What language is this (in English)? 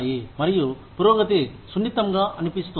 Telugu